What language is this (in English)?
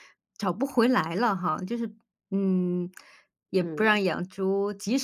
Chinese